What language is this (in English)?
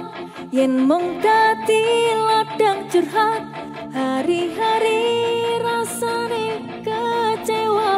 Indonesian